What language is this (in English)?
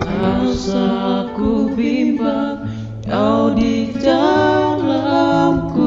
Indonesian